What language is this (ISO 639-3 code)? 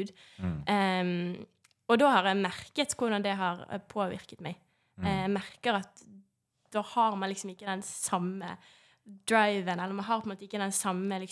nor